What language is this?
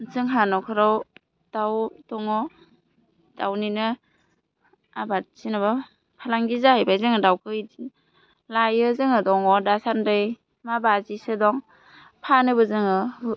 Bodo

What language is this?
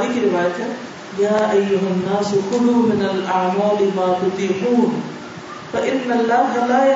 Urdu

